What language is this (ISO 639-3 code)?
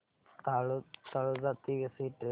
mar